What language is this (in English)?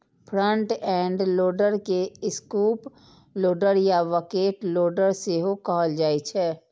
Maithili